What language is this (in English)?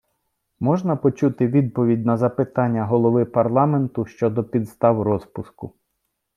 Ukrainian